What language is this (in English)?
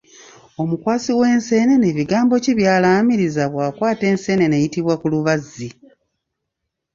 Ganda